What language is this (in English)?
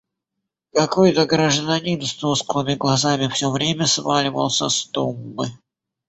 Russian